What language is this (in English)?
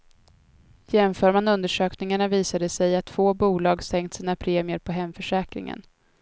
Swedish